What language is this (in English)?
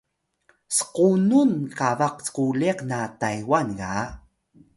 Atayal